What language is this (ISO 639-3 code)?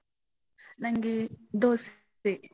kan